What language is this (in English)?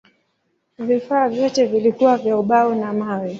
Swahili